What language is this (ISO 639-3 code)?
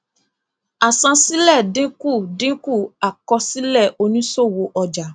yor